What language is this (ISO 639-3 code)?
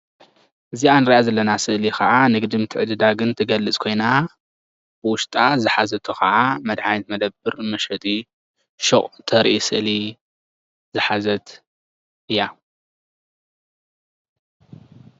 tir